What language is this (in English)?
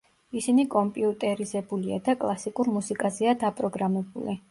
Georgian